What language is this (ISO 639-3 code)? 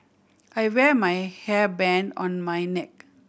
eng